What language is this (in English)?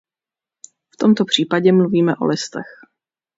Czech